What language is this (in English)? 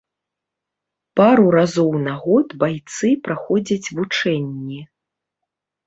Belarusian